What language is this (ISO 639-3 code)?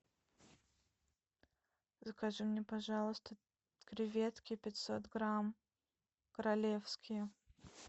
rus